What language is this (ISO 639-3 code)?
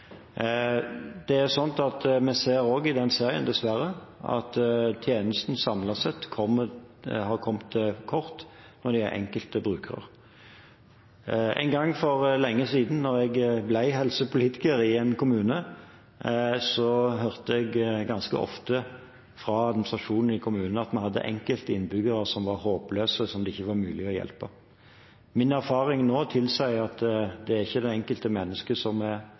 nob